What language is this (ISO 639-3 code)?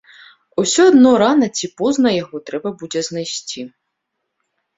bel